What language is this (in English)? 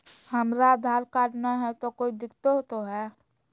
Magahi